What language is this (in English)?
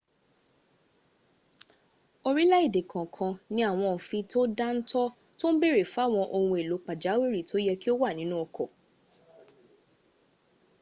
Yoruba